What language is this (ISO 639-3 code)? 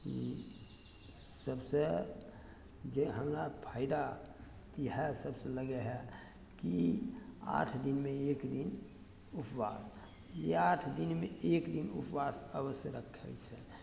mai